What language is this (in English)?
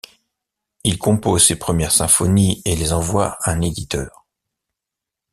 French